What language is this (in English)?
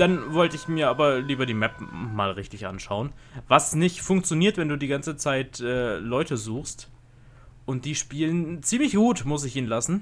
German